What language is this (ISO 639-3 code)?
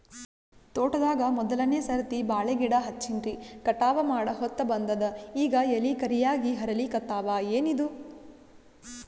kan